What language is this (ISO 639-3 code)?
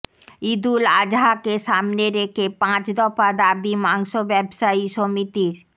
ben